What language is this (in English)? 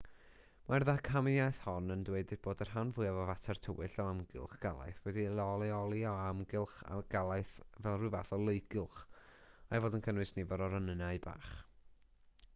Welsh